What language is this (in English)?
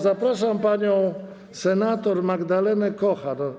Polish